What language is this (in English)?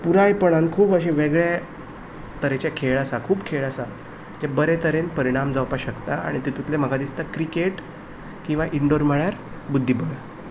Konkani